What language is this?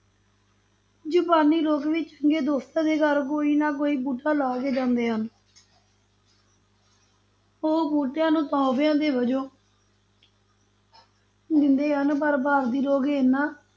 Punjabi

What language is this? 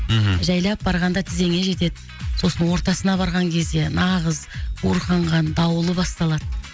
Kazakh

